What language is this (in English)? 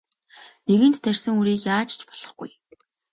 Mongolian